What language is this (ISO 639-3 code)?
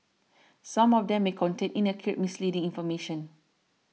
eng